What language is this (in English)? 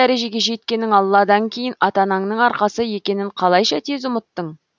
Kazakh